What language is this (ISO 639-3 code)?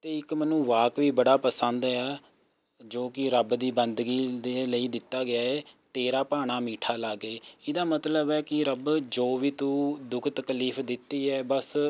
pan